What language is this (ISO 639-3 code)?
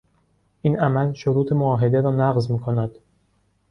fas